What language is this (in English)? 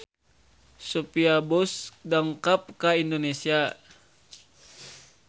Sundanese